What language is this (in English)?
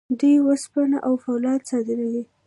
Pashto